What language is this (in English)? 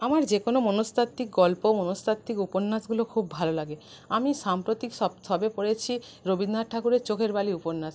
Bangla